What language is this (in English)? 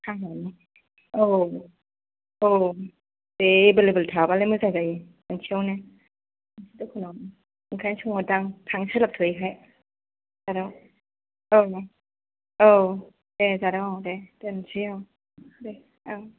Bodo